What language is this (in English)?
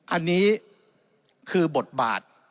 Thai